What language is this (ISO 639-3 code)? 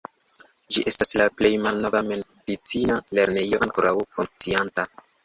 epo